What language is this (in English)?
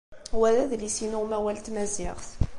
Kabyle